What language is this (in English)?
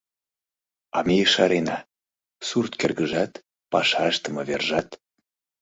Mari